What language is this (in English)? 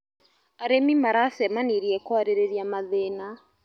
Kikuyu